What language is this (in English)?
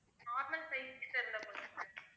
Tamil